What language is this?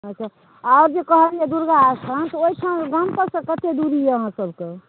Maithili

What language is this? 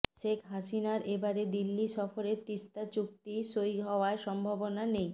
Bangla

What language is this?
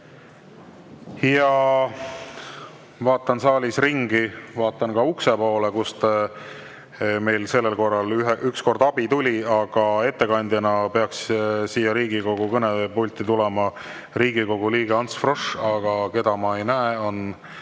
Estonian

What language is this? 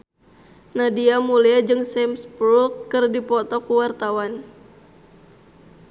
Sundanese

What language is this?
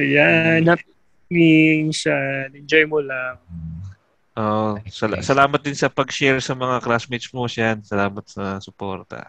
Filipino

